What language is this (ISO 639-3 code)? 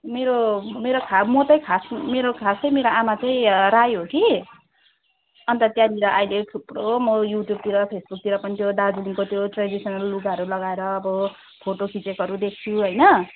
nep